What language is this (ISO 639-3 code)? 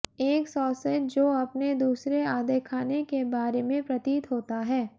hin